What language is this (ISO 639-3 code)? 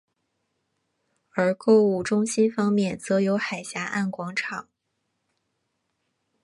zho